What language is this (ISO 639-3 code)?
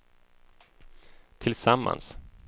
swe